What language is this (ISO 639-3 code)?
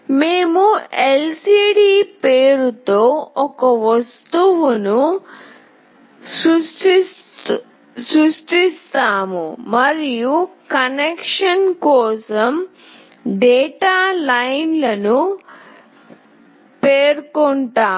tel